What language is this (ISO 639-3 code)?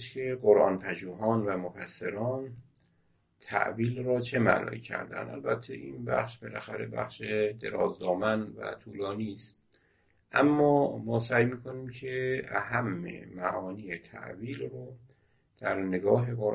fas